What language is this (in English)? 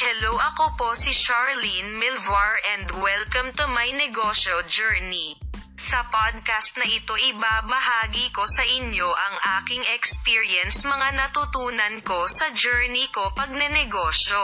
Filipino